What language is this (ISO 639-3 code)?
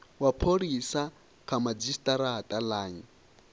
ven